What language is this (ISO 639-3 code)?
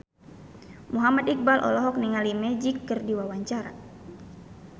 sun